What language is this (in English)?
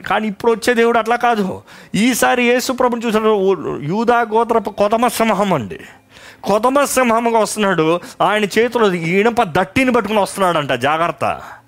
Telugu